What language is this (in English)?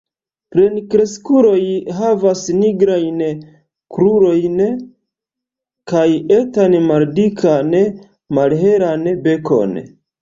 Esperanto